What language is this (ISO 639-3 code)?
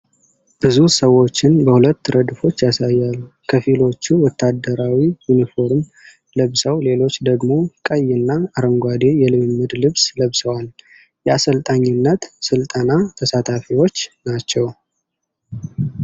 amh